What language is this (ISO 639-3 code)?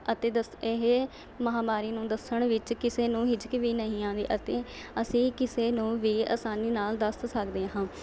pan